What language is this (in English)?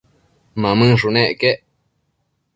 Matsés